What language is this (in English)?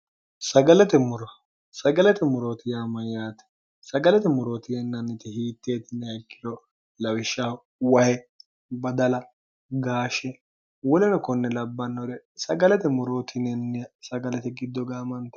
Sidamo